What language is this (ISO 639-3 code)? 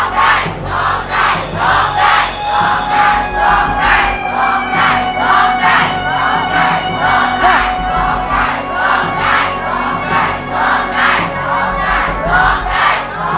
tha